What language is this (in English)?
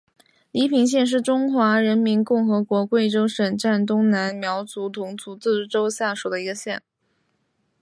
Chinese